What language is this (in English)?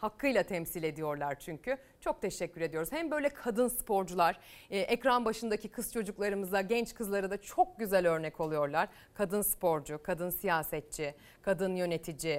Turkish